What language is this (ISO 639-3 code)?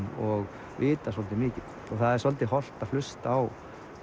isl